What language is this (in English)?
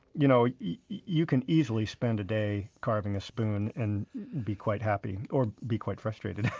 English